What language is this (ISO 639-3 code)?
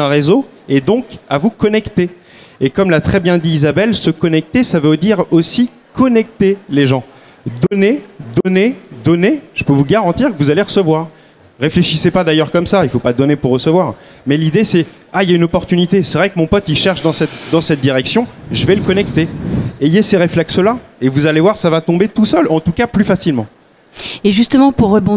fra